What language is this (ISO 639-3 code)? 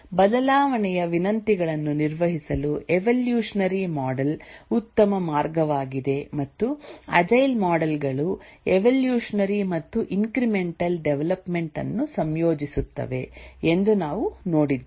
kan